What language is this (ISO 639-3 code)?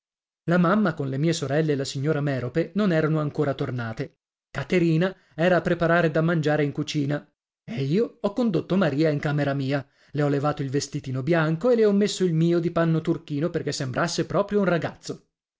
ita